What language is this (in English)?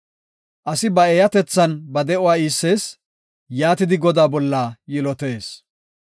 Gofa